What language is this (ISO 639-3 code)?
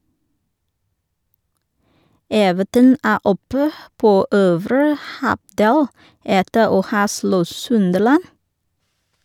nor